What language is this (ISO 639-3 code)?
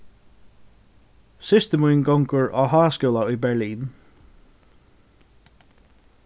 fao